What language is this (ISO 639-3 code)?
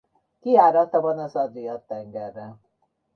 hun